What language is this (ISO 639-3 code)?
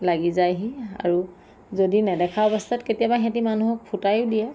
asm